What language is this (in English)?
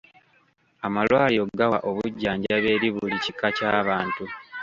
Ganda